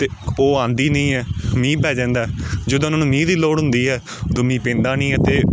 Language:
Punjabi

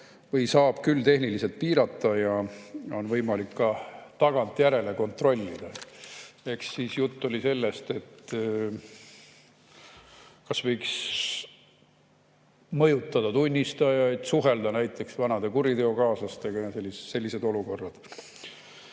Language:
Estonian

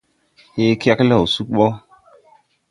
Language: Tupuri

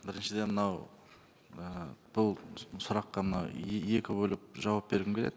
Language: Kazakh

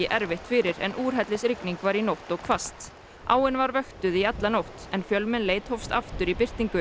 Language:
Icelandic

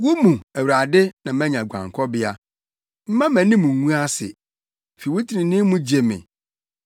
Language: Akan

